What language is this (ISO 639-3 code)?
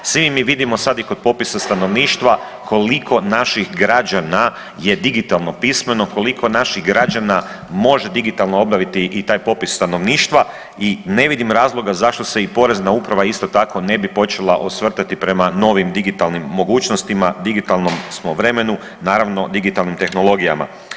hrv